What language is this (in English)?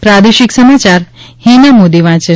Gujarati